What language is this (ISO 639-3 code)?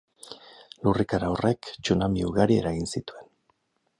eus